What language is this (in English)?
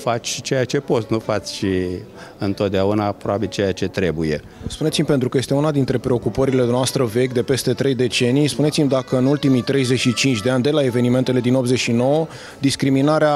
Romanian